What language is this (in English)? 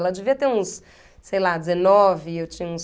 Portuguese